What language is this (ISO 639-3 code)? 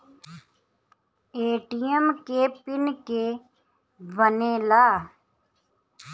bho